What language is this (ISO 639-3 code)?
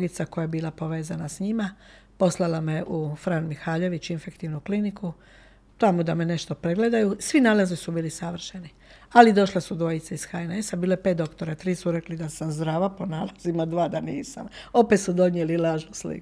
hrv